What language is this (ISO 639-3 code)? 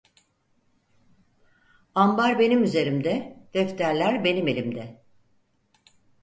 tur